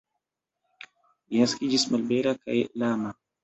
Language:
Esperanto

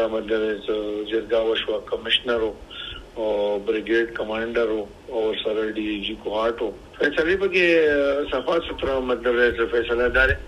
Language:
Urdu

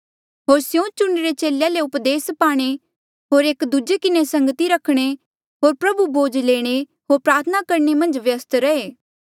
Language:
Mandeali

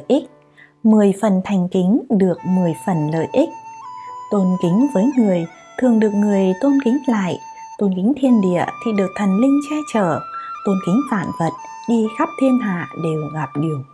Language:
Vietnamese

